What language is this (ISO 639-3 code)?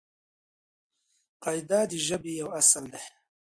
pus